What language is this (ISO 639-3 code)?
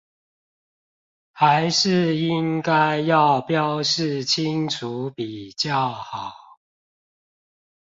zho